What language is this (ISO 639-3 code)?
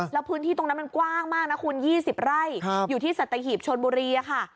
tha